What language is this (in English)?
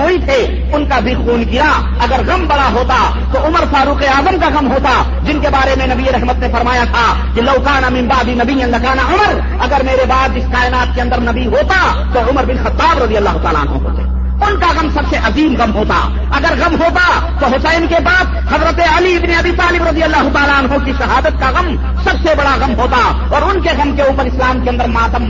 Urdu